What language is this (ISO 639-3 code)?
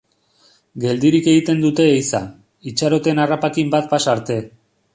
eus